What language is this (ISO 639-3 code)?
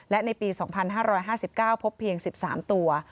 tha